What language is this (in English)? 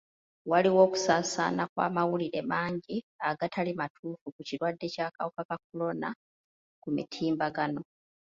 Ganda